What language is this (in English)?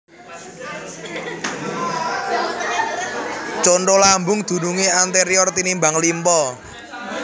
Javanese